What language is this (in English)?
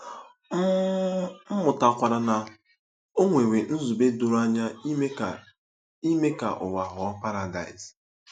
Igbo